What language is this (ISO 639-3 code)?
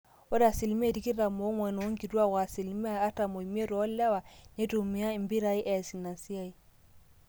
mas